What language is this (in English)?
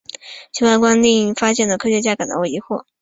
Chinese